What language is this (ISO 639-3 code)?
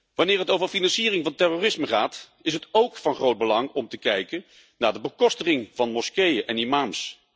nld